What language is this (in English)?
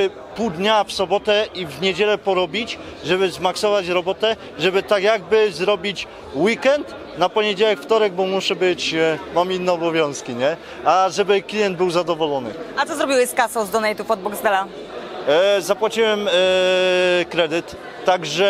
Polish